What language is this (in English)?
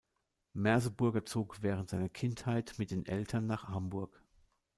German